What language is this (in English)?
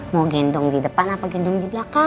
Indonesian